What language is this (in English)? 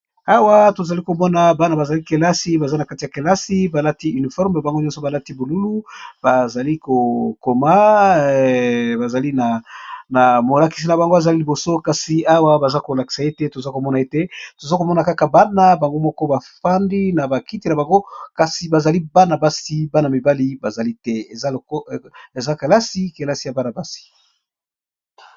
Lingala